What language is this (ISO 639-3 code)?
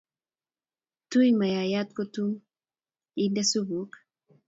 kln